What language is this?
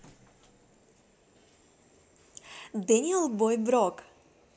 Russian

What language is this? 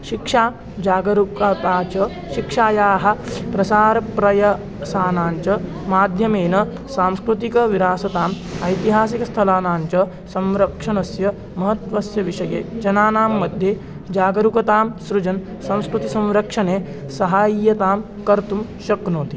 Sanskrit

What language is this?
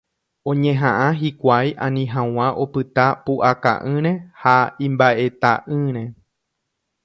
Guarani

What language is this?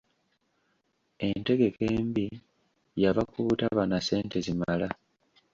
Ganda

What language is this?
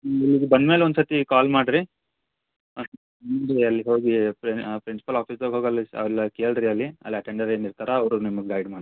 Kannada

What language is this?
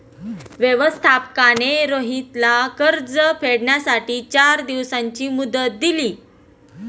Marathi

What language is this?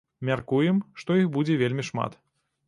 Belarusian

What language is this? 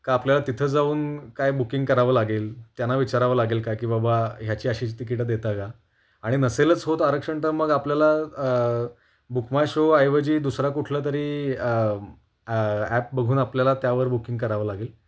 Marathi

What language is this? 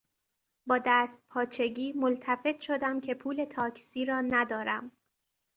Persian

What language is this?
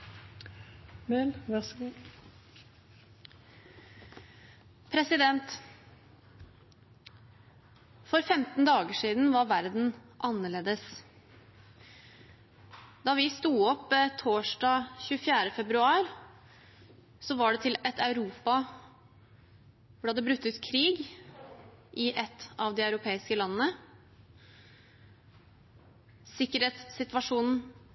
Norwegian Bokmål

